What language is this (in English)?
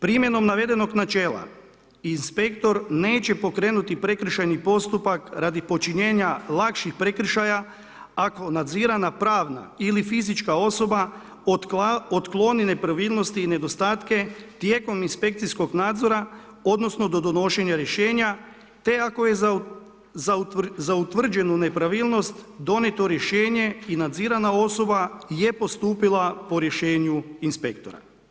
Croatian